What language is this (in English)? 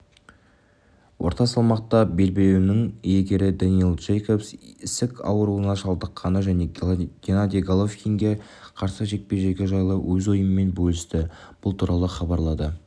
Kazakh